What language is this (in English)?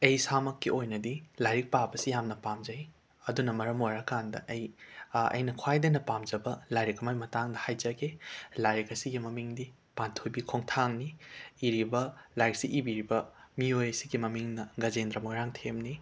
Manipuri